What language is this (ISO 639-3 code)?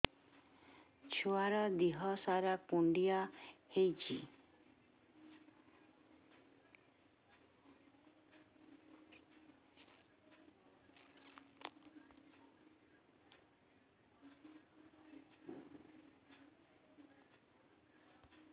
ori